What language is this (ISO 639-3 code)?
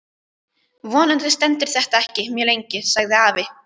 isl